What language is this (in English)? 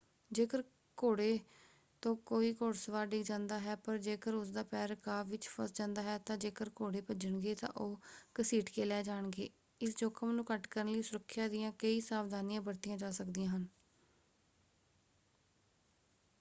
Punjabi